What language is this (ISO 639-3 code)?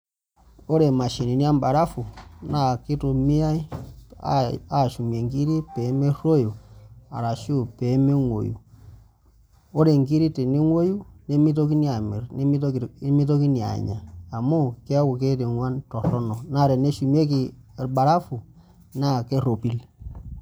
mas